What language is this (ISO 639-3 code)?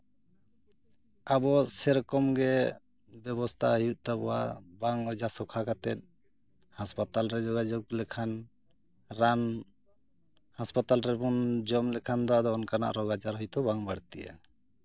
sat